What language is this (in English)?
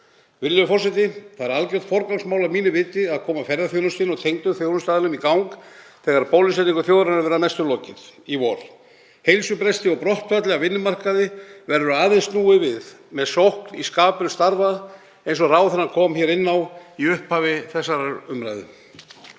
Icelandic